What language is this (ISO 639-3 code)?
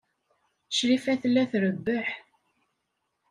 kab